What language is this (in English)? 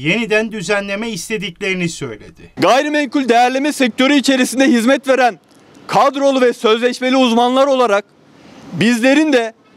Turkish